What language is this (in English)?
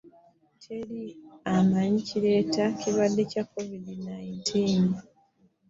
Ganda